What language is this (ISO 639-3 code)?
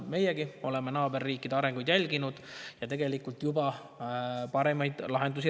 est